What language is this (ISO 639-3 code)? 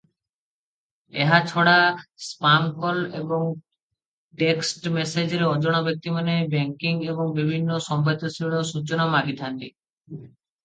ori